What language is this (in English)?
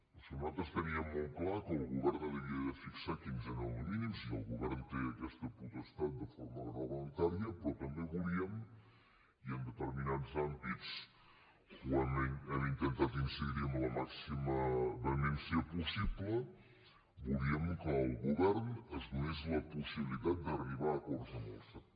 Catalan